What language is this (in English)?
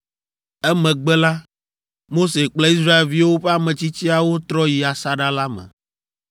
Ewe